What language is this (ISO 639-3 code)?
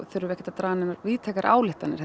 isl